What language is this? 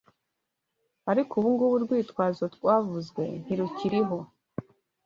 Kinyarwanda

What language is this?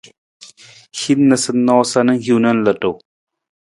Nawdm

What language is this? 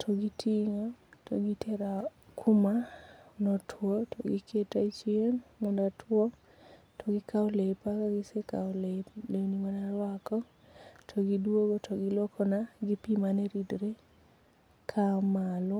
Luo (Kenya and Tanzania)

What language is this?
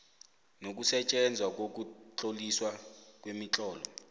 South Ndebele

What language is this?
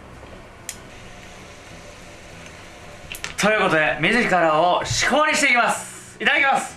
Japanese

